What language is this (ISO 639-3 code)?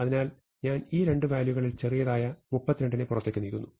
mal